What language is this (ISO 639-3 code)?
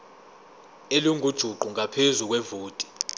zul